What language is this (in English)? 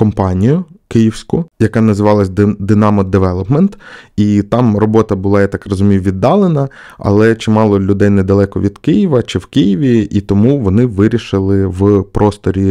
Ukrainian